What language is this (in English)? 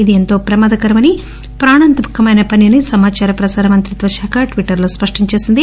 Telugu